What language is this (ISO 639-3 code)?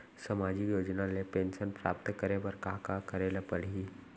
hne